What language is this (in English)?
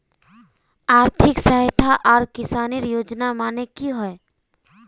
Magahi